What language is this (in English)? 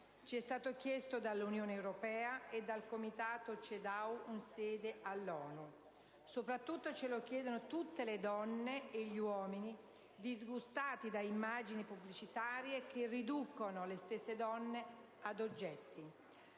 Italian